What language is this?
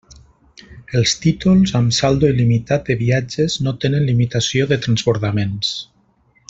Catalan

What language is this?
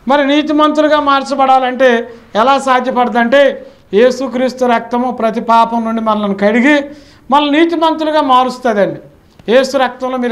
Telugu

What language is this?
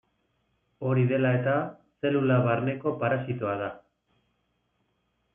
Basque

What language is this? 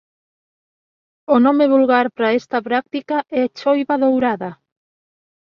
Galician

